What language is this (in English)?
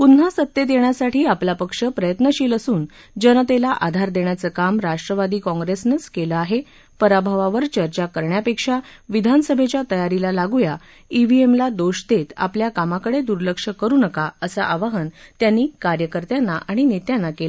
Marathi